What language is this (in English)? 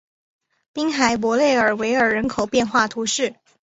Chinese